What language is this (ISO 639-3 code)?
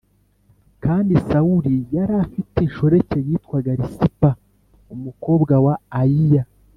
kin